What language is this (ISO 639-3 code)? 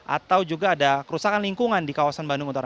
ind